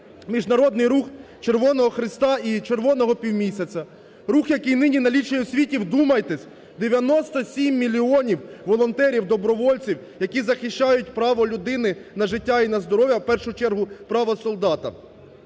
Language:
Ukrainian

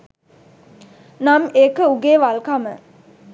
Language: Sinhala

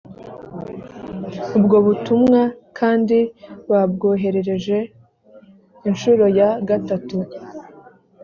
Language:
Kinyarwanda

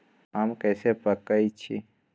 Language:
Magahi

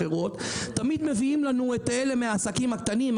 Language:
Hebrew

